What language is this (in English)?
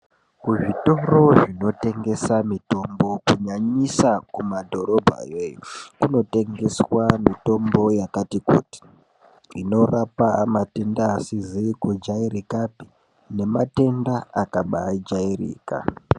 Ndau